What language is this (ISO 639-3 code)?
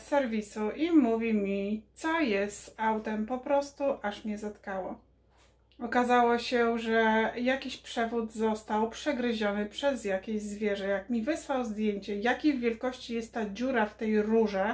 pol